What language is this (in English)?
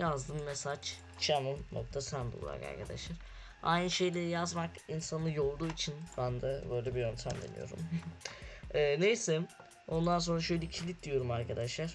Turkish